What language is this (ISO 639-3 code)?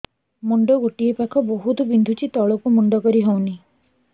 ori